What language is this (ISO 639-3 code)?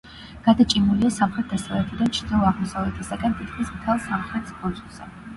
kat